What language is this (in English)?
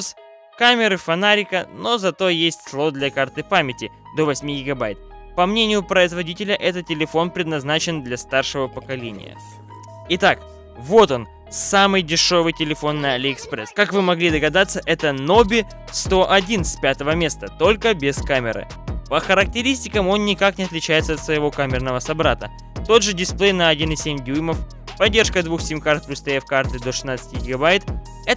Russian